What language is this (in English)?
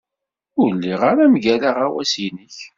Kabyle